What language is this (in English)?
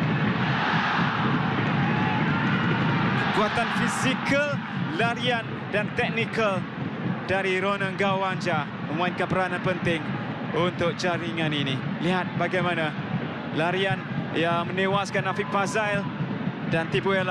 Malay